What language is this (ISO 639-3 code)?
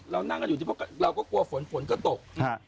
tha